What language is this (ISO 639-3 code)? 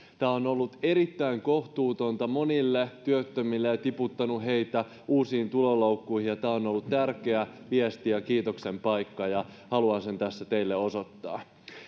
fin